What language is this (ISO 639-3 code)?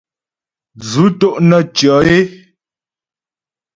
bbj